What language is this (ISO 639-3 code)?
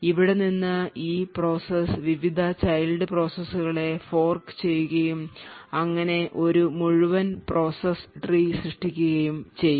mal